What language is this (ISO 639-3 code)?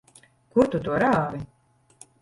lav